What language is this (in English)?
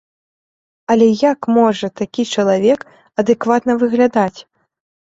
Belarusian